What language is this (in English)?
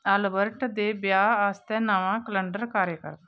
Dogri